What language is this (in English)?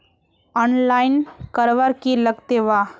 Magahi